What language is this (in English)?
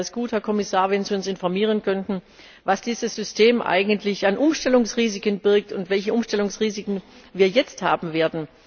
German